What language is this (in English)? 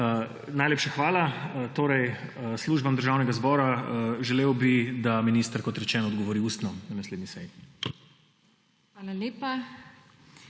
Slovenian